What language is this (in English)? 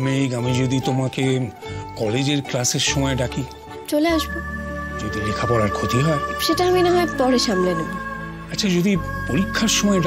Romanian